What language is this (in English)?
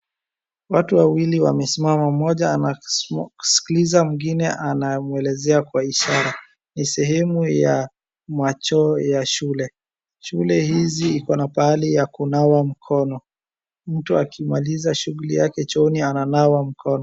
Swahili